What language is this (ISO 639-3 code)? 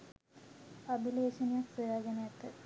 sin